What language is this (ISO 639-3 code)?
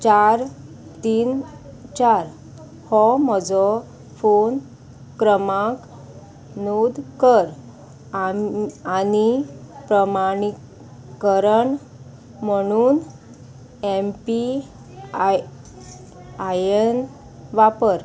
kok